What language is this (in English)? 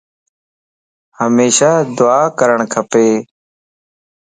Lasi